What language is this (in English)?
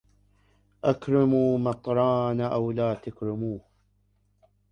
Arabic